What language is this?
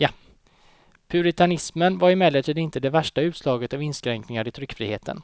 Swedish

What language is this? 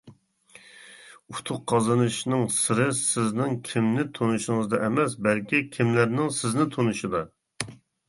Uyghur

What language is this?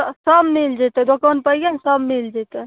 Maithili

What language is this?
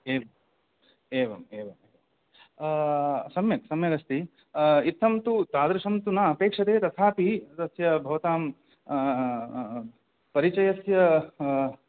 Sanskrit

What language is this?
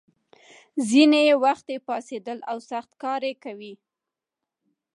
Pashto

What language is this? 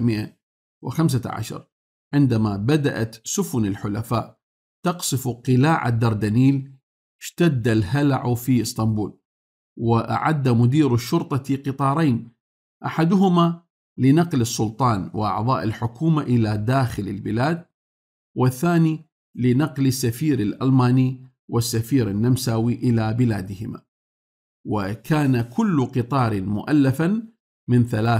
Arabic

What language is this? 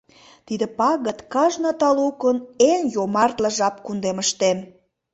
Mari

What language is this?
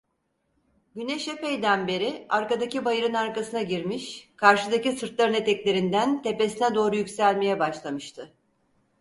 Turkish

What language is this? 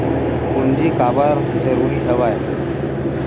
Chhattisgarhi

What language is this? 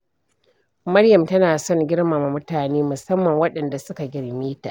Hausa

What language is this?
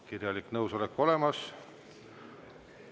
Estonian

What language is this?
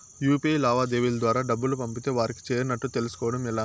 Telugu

